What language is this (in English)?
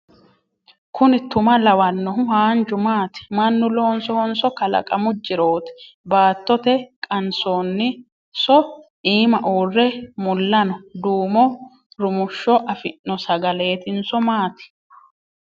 Sidamo